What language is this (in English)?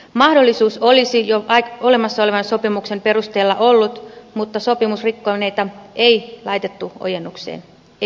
Finnish